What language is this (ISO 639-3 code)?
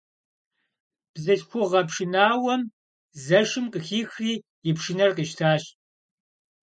kbd